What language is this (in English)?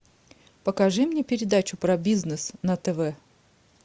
Russian